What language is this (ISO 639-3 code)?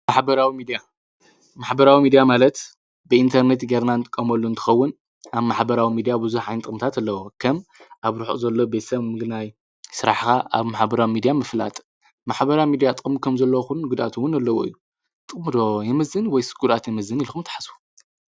tir